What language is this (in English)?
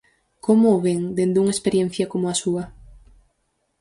Galician